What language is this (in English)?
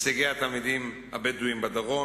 Hebrew